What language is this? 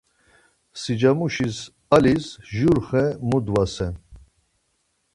Laz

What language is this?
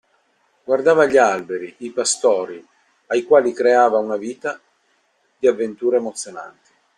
Italian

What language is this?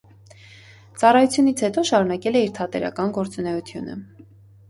Armenian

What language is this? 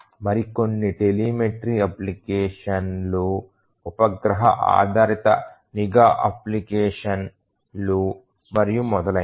Telugu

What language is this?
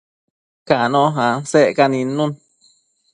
Matsés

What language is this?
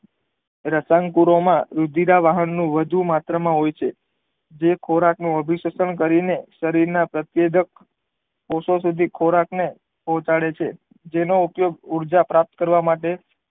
Gujarati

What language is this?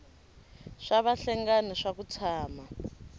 Tsonga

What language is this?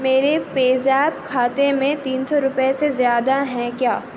Urdu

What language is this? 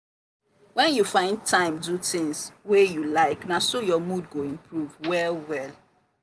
Nigerian Pidgin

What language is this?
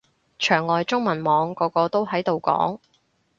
Cantonese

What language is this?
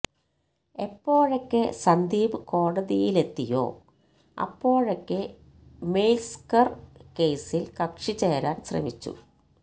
Malayalam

